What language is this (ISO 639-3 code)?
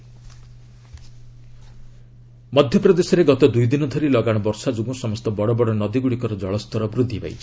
ori